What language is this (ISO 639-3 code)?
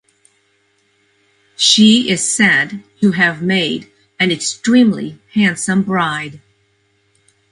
eng